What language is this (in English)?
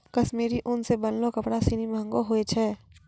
Maithili